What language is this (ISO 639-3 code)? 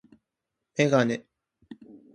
jpn